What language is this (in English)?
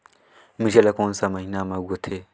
Chhattisgarhi